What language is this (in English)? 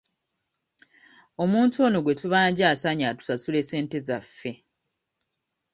Ganda